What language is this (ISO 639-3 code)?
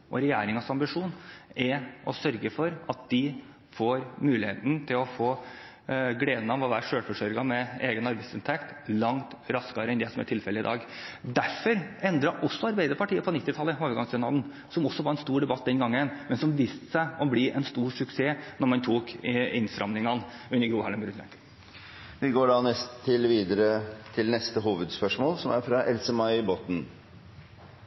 nob